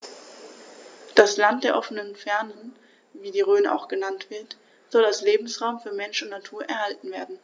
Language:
German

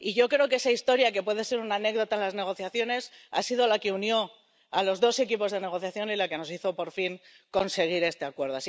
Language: Spanish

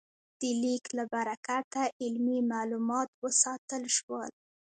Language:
Pashto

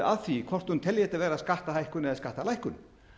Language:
Icelandic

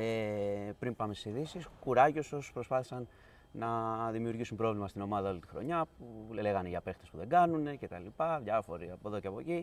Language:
Greek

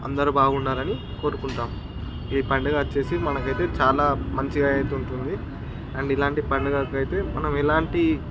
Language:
Telugu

